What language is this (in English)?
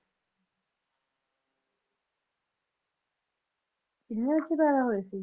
Punjabi